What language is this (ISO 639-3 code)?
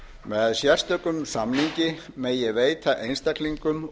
isl